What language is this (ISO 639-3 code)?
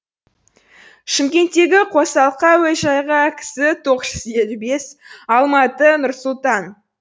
kaz